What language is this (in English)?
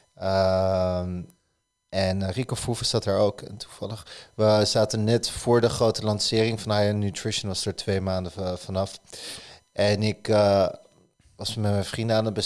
Dutch